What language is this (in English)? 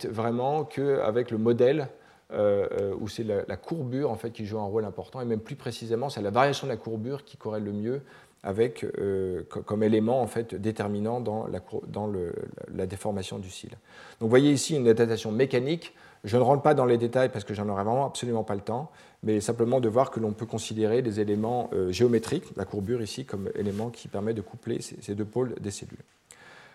French